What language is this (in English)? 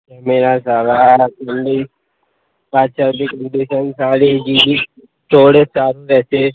Gujarati